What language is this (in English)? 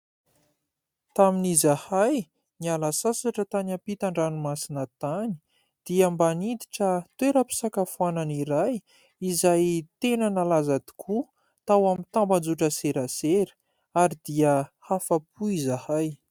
Malagasy